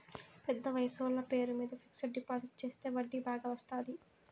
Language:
Telugu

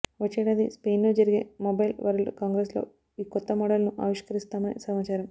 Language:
Telugu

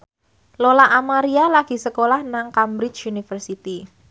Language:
Javanese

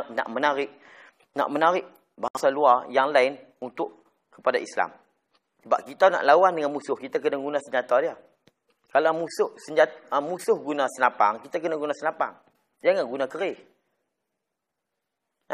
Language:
Malay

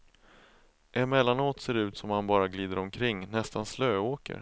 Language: Swedish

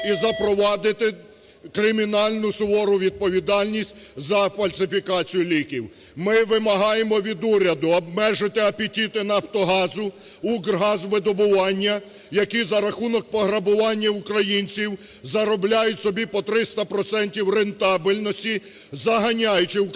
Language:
Ukrainian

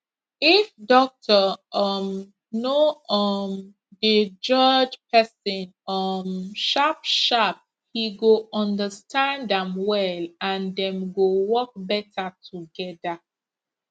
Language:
Nigerian Pidgin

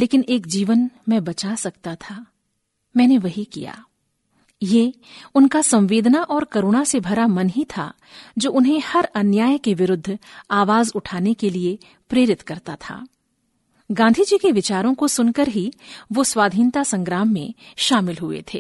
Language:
Hindi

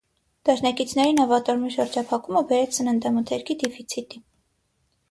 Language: Armenian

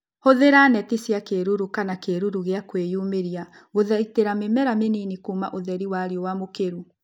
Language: Kikuyu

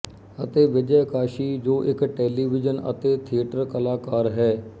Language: Punjabi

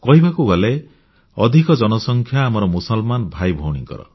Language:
Odia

